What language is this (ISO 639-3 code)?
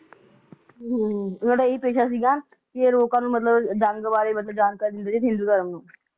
pan